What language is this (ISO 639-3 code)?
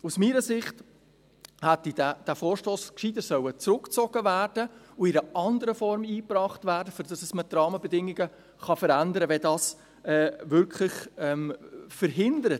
gsw